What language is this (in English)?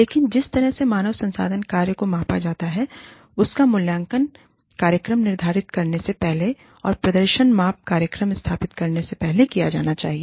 Hindi